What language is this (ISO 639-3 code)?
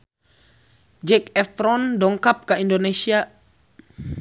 sun